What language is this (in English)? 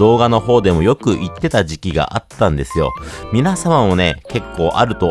Japanese